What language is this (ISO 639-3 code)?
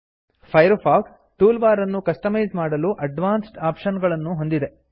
kan